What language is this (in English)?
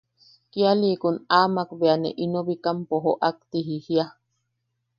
Yaqui